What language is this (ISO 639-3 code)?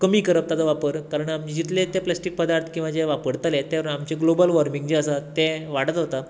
kok